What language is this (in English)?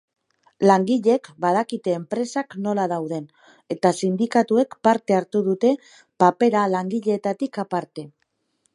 Basque